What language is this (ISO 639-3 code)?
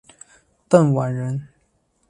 zho